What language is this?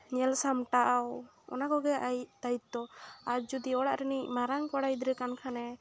Santali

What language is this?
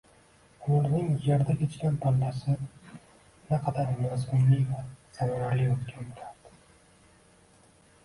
Uzbek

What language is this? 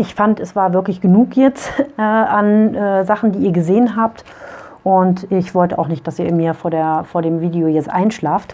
German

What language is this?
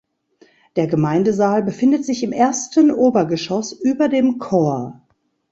German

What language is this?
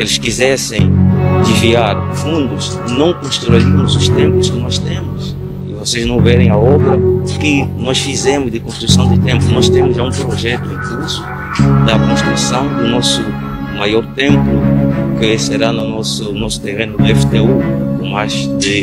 Portuguese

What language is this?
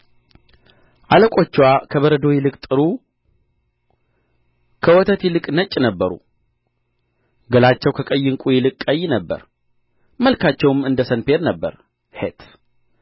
Amharic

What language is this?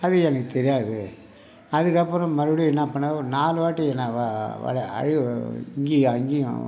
Tamil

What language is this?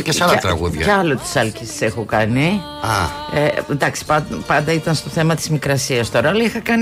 Greek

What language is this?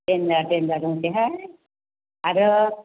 Bodo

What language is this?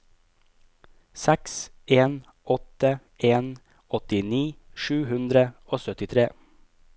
Norwegian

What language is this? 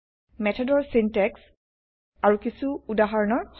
Assamese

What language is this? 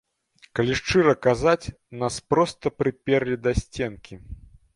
Belarusian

